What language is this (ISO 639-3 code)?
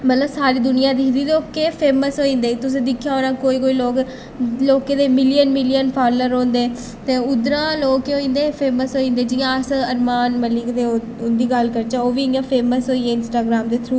doi